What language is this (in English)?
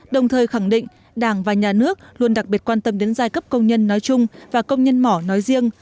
Vietnamese